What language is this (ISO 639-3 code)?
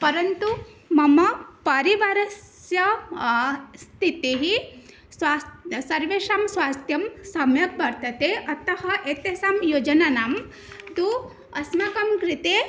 san